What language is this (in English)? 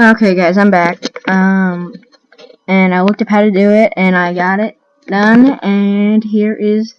English